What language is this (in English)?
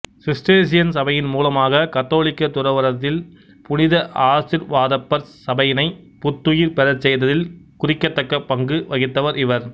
Tamil